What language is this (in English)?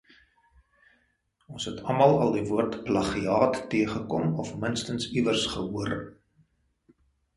Afrikaans